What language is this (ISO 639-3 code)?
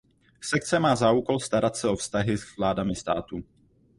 ces